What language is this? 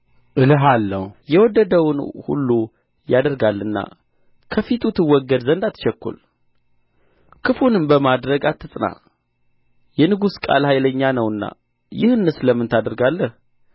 Amharic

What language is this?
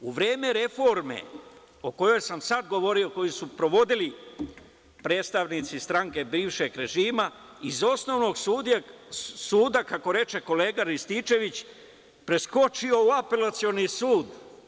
Serbian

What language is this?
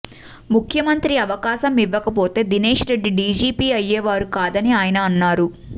Telugu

